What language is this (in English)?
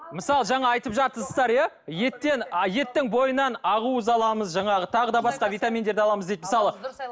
Kazakh